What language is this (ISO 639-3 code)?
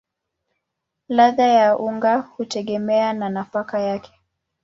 swa